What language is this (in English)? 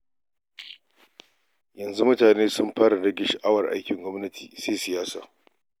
Hausa